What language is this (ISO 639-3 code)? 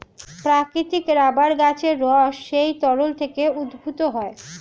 ben